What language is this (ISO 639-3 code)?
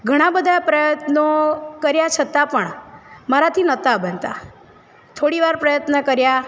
guj